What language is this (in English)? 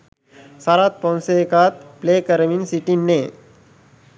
Sinhala